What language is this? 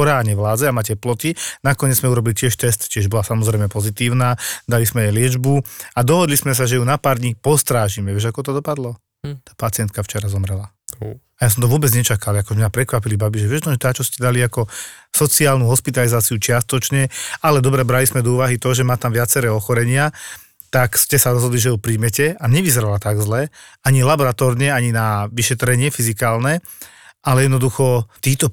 Slovak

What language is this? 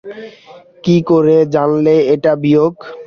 Bangla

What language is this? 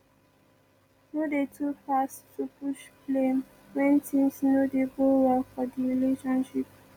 Nigerian Pidgin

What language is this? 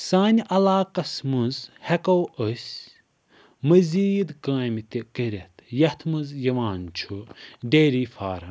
Kashmiri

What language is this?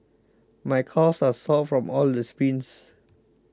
English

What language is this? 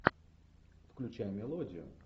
Russian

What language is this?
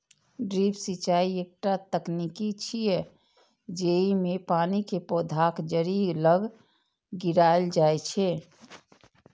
Maithili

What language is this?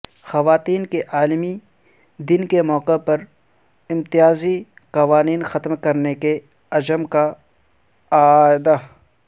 Urdu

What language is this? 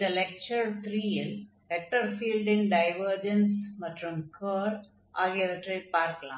Tamil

